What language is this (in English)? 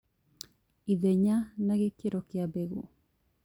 Kikuyu